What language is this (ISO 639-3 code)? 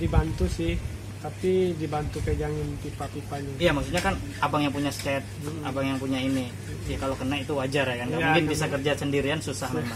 ind